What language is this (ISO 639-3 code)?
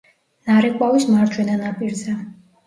kat